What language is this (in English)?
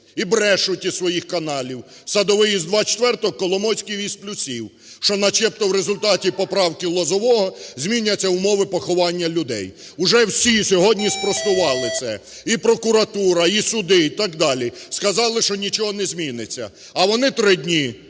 Ukrainian